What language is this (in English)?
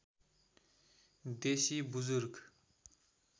Nepali